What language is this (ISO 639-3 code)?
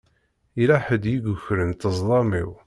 kab